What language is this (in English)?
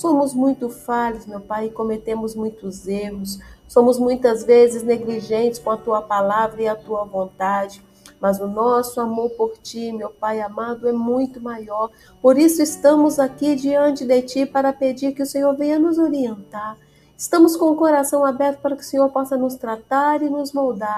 Portuguese